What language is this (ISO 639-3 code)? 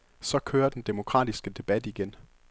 dan